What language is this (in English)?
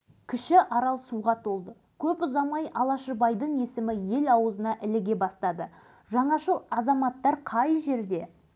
Kazakh